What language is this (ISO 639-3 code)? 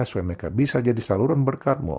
ind